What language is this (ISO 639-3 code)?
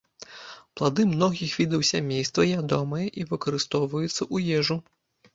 bel